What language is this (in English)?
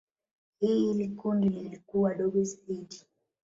Swahili